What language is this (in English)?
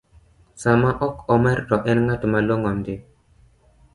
Luo (Kenya and Tanzania)